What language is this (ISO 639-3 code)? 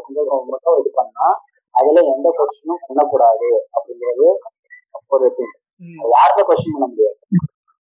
tam